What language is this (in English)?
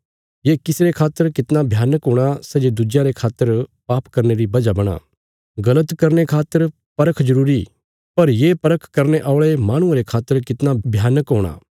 Bilaspuri